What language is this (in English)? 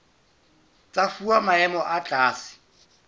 Southern Sotho